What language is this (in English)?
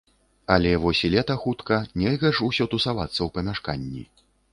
Belarusian